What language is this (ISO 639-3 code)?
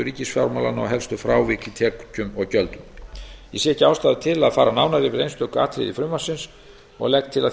isl